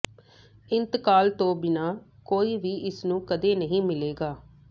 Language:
Punjabi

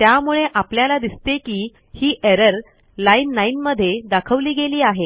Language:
Marathi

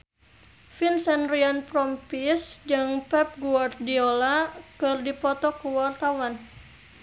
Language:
Sundanese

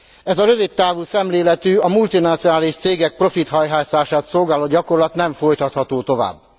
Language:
Hungarian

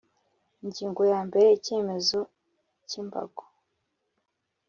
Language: Kinyarwanda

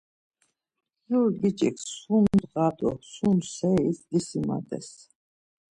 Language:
Laz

